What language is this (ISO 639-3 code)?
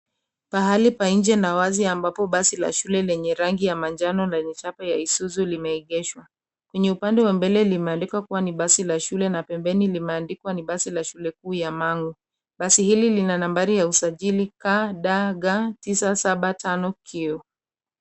swa